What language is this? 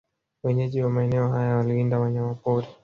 Swahili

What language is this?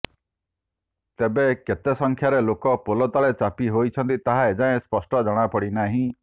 Odia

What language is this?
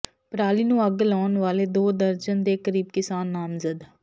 Punjabi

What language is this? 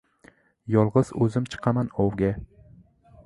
Uzbek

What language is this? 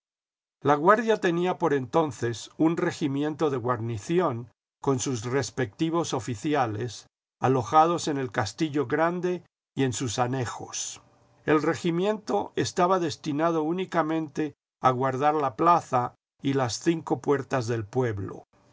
Spanish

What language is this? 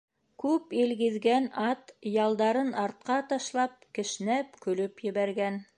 Bashkir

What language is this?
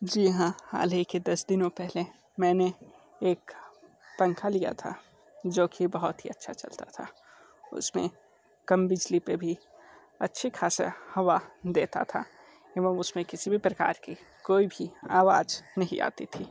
Hindi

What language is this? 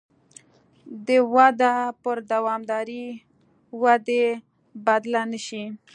Pashto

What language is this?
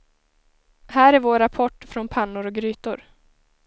Swedish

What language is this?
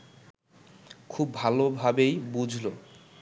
Bangla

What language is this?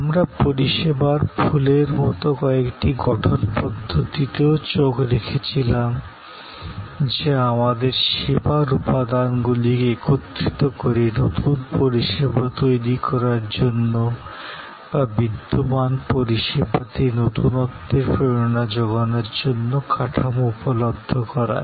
Bangla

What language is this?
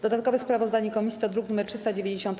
Polish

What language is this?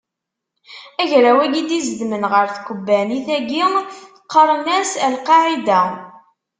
Kabyle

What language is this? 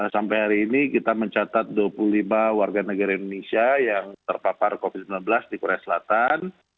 Indonesian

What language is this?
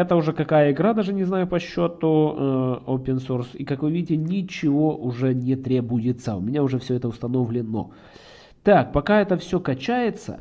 Russian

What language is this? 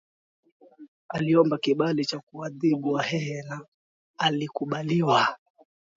Swahili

